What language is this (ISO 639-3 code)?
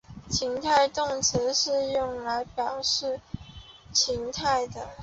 zho